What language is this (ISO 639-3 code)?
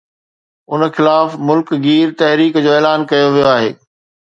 snd